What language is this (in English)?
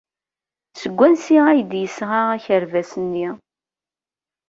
Kabyle